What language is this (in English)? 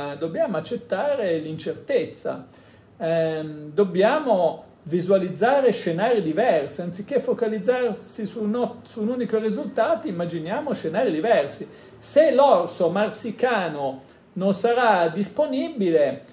Italian